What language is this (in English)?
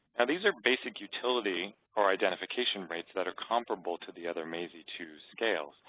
English